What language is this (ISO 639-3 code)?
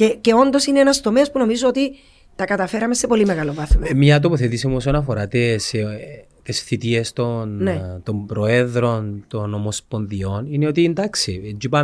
ell